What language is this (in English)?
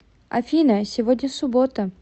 Russian